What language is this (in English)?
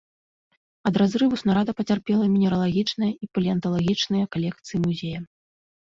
Belarusian